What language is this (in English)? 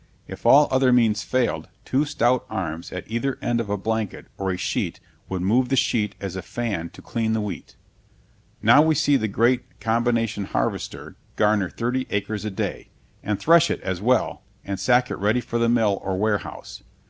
English